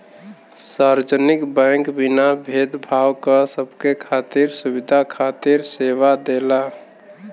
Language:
Bhojpuri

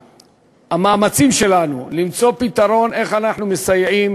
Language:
Hebrew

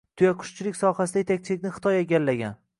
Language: Uzbek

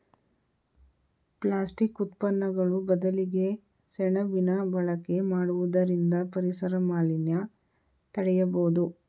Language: Kannada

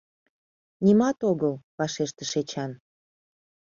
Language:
Mari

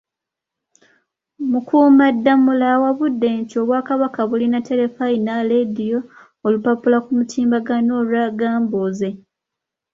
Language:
Ganda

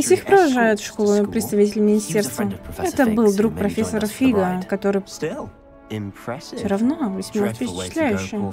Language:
Russian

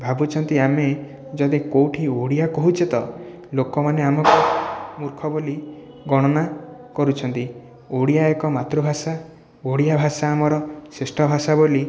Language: Odia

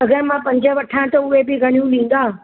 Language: Sindhi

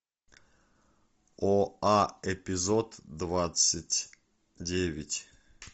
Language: Russian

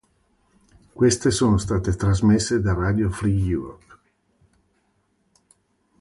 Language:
Italian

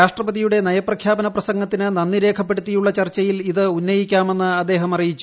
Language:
Malayalam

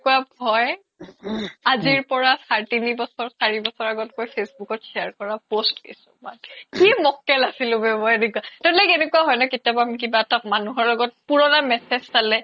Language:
Assamese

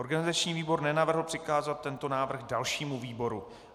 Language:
Czech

